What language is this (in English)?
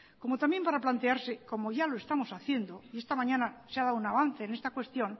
Spanish